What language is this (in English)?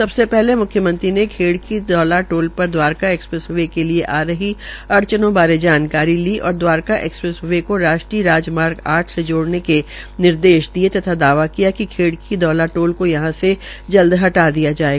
Hindi